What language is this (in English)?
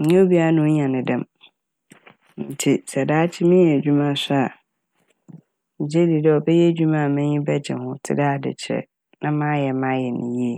Akan